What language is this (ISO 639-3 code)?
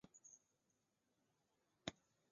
zho